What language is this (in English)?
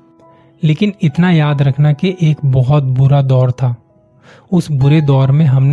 Hindi